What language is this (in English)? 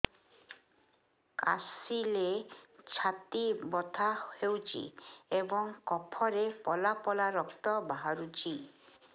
Odia